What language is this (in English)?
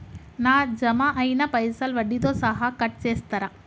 Telugu